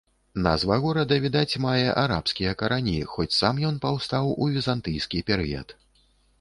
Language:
Belarusian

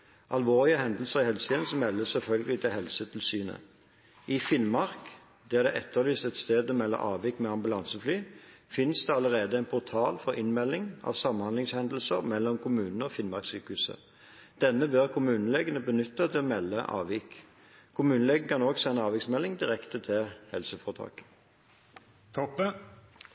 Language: Norwegian Bokmål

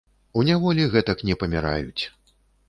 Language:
Belarusian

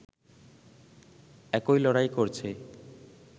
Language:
Bangla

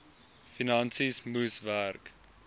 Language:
Afrikaans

